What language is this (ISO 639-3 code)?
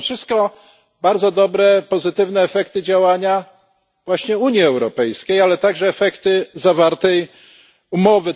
pol